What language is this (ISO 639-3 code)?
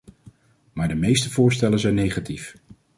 nld